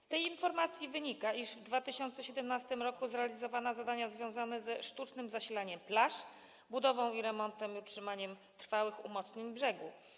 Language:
Polish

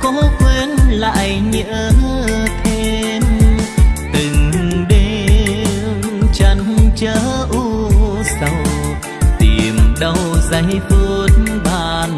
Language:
Vietnamese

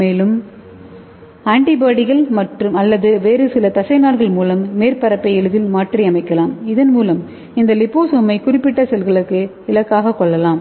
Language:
Tamil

